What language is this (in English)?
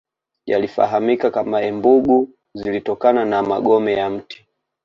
Swahili